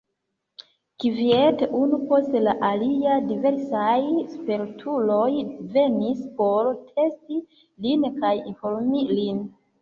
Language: Esperanto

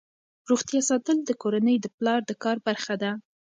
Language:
Pashto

